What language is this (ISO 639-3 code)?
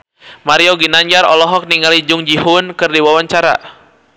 sun